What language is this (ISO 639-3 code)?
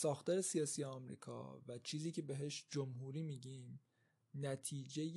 fas